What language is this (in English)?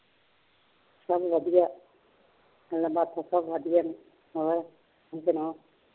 Punjabi